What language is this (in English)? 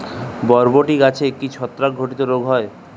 Bangla